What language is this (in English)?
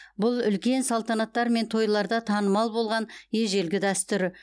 Kazakh